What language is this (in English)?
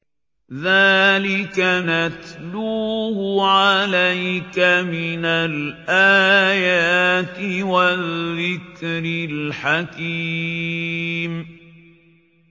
Arabic